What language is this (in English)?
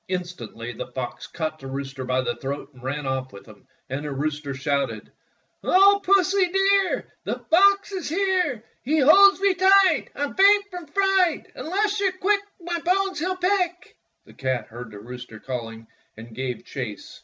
English